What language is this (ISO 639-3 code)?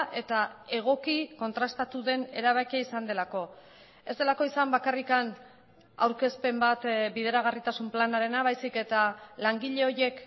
eus